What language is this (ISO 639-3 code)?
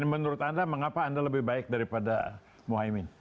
ind